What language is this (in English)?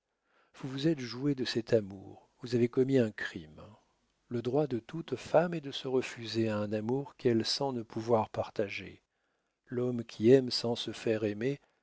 French